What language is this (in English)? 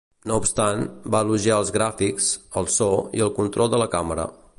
Catalan